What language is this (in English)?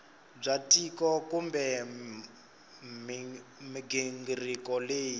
Tsonga